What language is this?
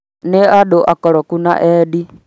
Kikuyu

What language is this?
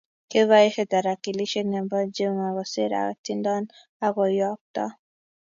Kalenjin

